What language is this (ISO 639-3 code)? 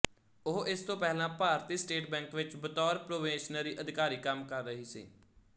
pan